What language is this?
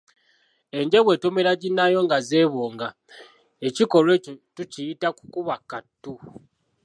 Ganda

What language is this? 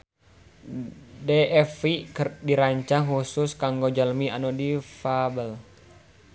Sundanese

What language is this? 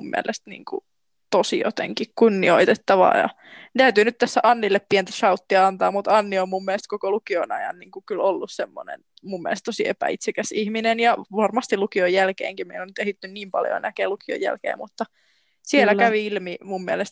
Finnish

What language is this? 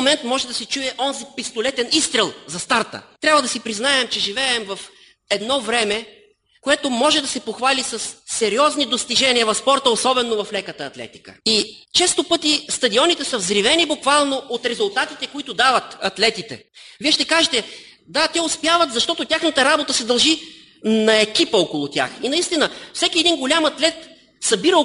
Bulgarian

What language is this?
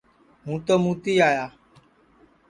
Sansi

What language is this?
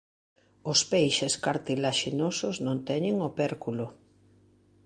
Galician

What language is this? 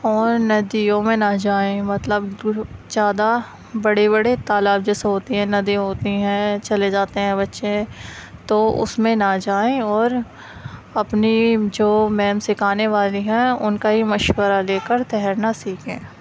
Urdu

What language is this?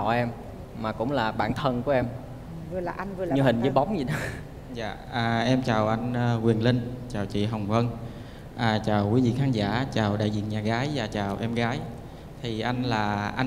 Vietnamese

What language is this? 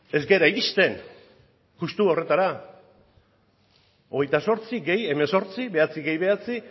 Basque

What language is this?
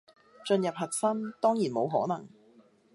Cantonese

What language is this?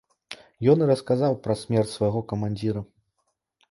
Belarusian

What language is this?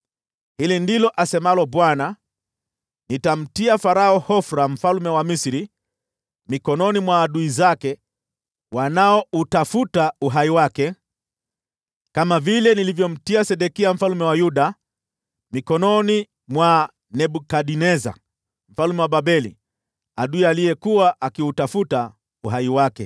Swahili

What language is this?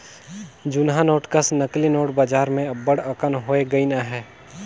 Chhattisgarhi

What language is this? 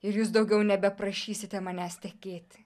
Lithuanian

